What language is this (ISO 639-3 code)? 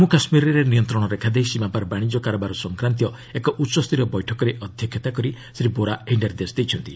ori